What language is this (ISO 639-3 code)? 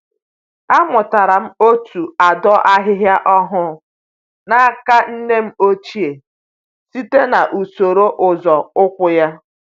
ibo